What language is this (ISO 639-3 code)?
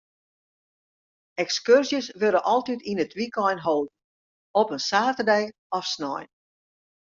fry